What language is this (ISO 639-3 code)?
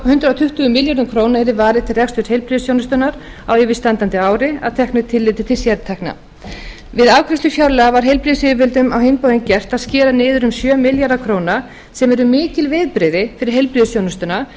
isl